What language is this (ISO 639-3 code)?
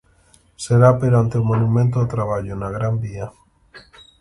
glg